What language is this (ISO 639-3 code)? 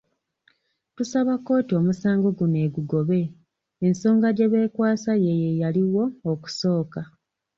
lug